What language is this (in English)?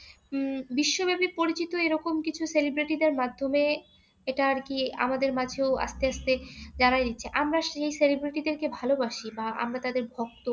Bangla